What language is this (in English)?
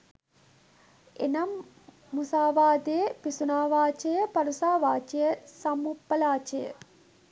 Sinhala